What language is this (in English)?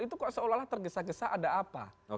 Indonesian